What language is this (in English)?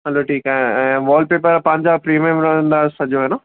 Sindhi